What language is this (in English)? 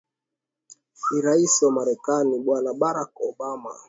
Swahili